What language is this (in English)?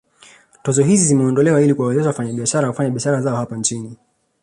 Swahili